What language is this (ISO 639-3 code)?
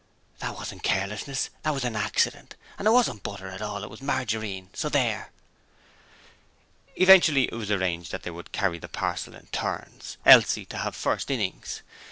eng